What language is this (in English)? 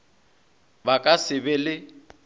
Northern Sotho